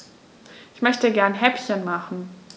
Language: German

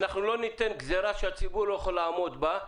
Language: Hebrew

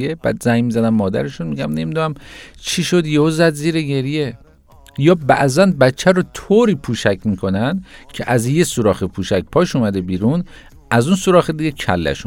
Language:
Persian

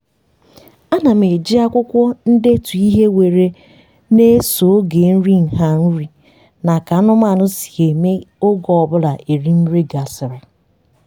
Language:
Igbo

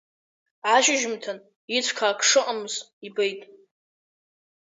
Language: Abkhazian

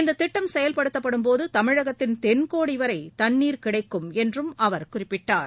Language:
Tamil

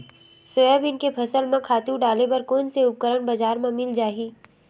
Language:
Chhattisgarhi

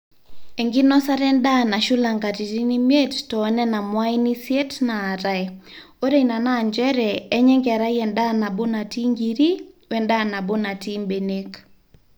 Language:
Masai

